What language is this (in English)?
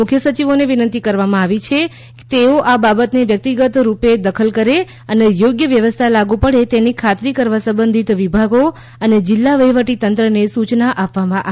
Gujarati